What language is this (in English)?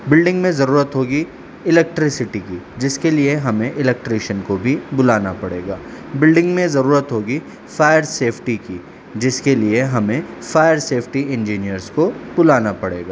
Urdu